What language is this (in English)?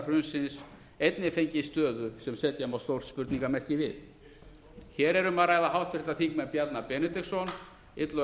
Icelandic